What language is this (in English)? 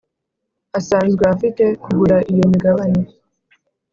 Kinyarwanda